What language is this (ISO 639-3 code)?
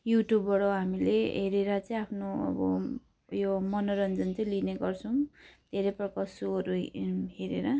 nep